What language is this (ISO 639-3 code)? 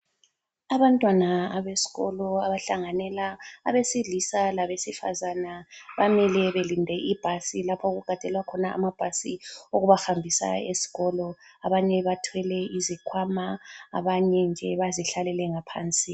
nde